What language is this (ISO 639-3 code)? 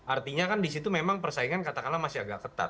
ind